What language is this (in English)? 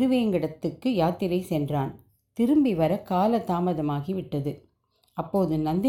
Tamil